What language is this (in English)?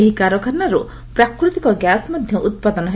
Odia